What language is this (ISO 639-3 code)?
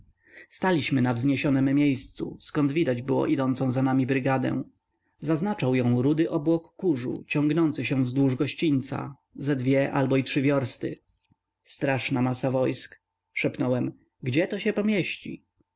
pol